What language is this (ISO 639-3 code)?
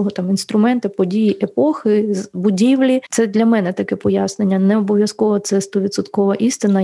ukr